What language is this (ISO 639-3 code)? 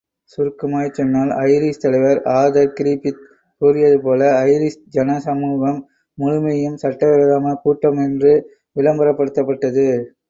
tam